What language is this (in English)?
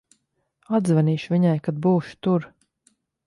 Latvian